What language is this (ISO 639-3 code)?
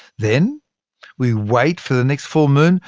eng